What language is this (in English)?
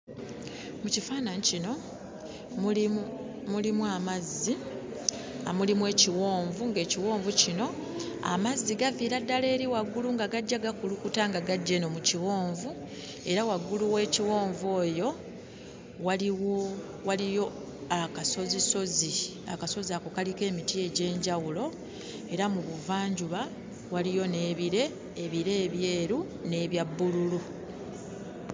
Ganda